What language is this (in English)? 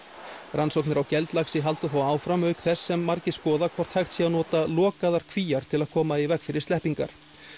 Icelandic